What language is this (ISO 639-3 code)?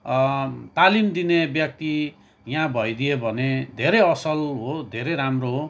nep